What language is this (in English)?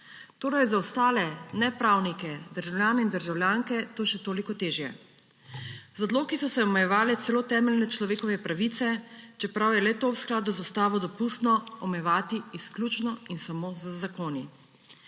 Slovenian